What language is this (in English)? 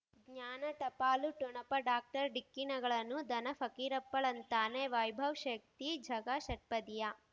Kannada